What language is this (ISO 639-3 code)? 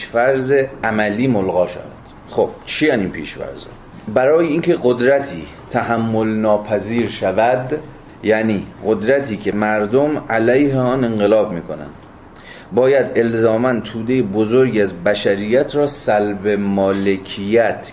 fas